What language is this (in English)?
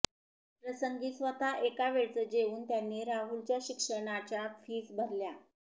Marathi